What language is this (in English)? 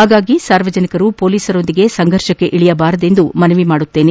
Kannada